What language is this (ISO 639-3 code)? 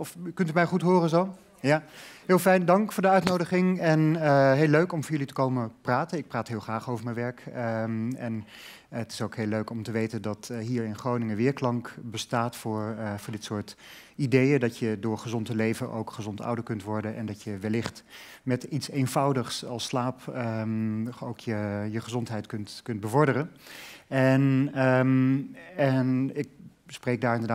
nld